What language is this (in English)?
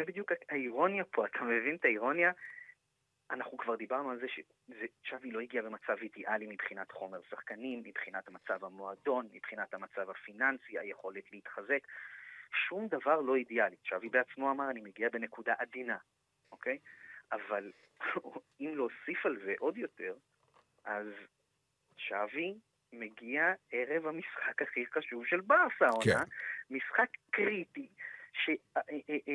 Hebrew